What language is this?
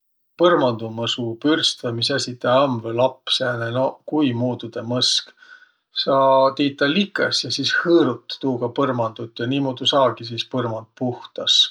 Võro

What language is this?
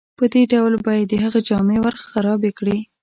Pashto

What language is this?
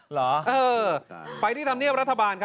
Thai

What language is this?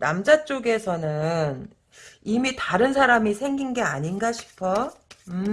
Korean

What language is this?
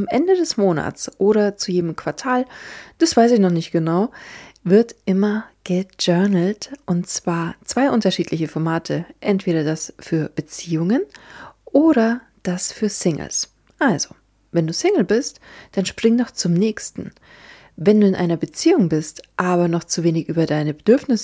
German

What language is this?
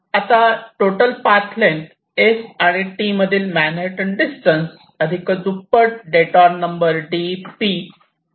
Marathi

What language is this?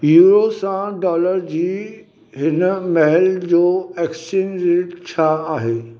Sindhi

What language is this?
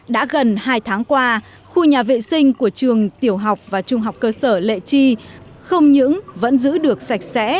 Vietnamese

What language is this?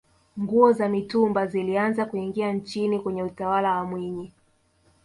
Swahili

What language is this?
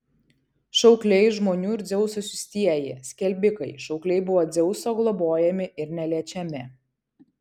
Lithuanian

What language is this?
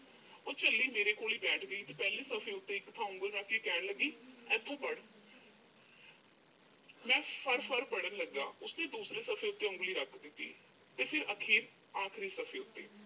Punjabi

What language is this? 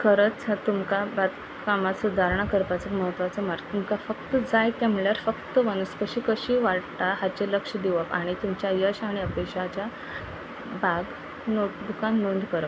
Konkani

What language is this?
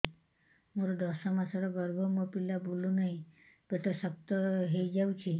Odia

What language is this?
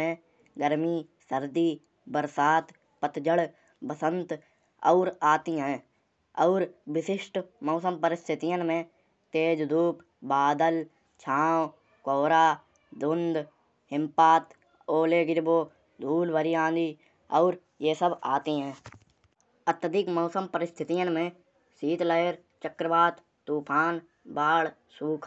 Kanauji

